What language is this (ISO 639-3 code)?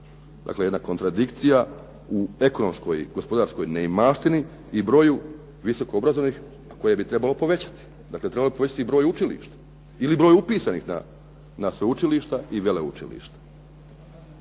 hrv